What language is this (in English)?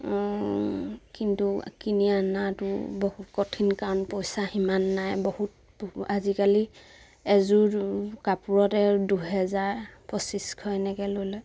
Assamese